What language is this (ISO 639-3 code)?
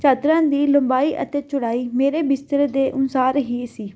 pan